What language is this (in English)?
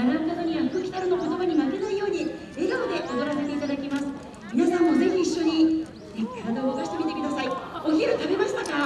Japanese